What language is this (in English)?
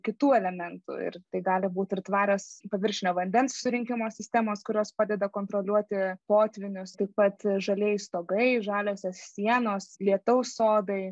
Lithuanian